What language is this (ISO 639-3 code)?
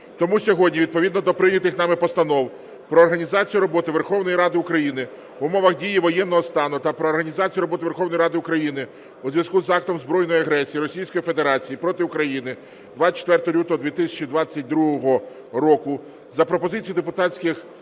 ukr